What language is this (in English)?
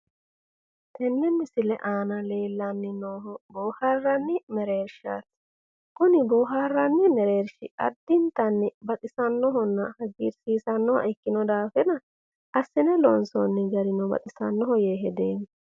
Sidamo